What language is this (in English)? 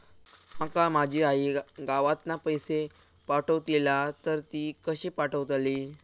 Marathi